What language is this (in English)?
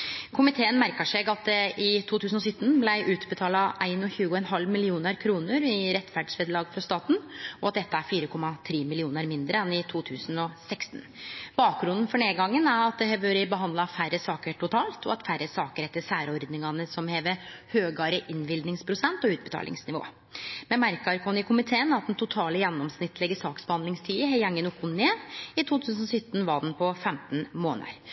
Norwegian Nynorsk